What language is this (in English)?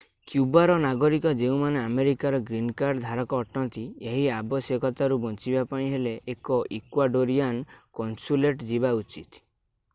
Odia